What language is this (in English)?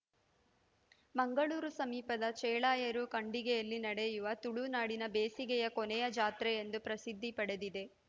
Kannada